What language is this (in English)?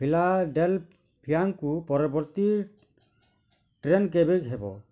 Odia